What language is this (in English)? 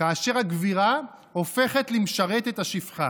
Hebrew